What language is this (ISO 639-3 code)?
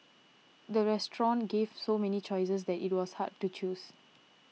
eng